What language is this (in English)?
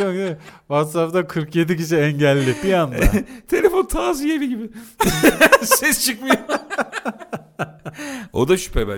Turkish